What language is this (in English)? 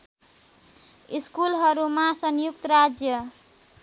Nepali